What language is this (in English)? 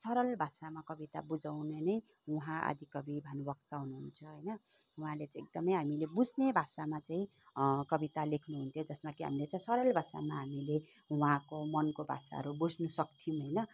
Nepali